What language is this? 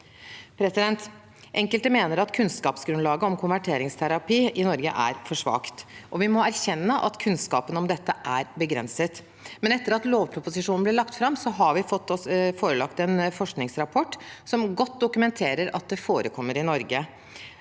Norwegian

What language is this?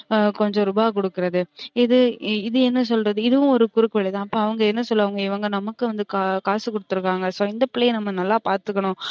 Tamil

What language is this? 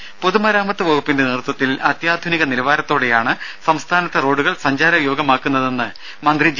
Malayalam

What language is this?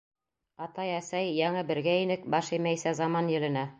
Bashkir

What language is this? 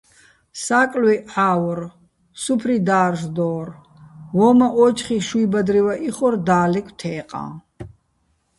Bats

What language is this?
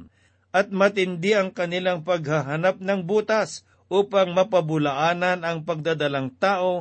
Filipino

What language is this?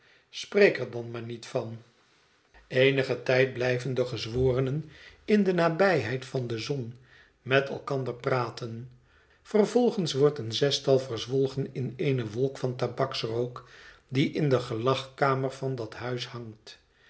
Dutch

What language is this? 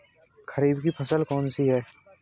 Hindi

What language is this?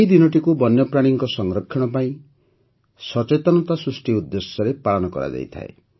Odia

